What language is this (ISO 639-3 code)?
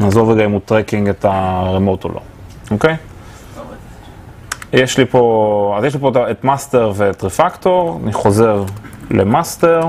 heb